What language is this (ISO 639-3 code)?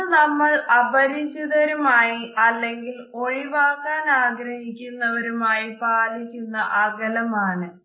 mal